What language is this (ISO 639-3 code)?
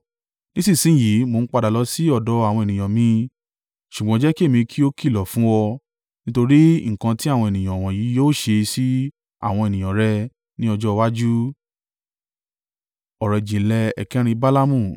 yor